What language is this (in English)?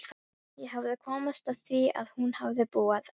Icelandic